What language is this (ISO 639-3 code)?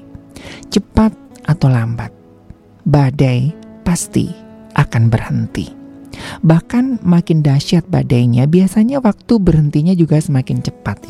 ind